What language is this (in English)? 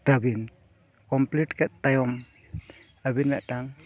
Santali